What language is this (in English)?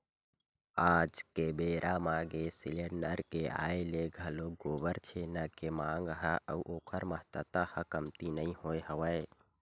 Chhattisgarhi